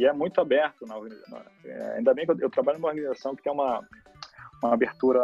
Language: Portuguese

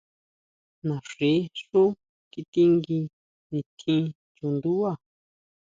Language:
Huautla Mazatec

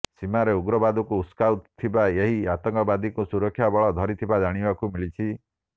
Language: Odia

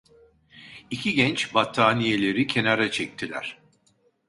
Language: Turkish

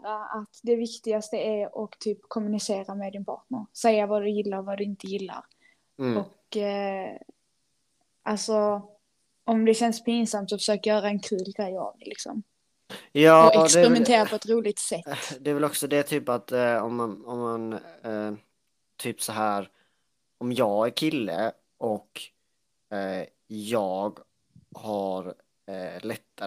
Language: Swedish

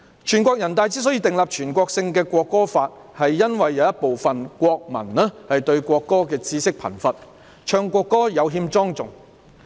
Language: Cantonese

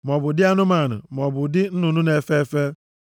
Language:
Igbo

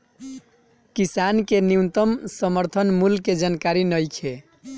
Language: Bhojpuri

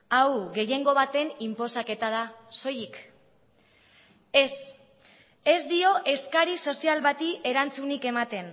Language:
Basque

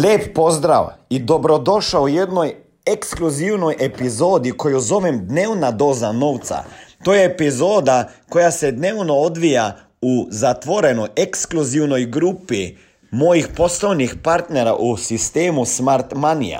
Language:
Croatian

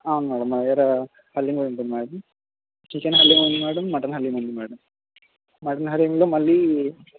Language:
Telugu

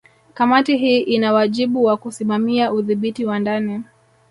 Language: Swahili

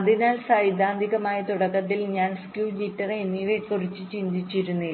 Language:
Malayalam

